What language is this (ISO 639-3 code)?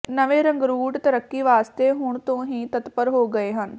pan